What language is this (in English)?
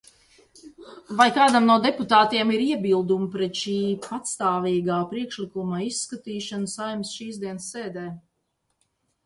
Latvian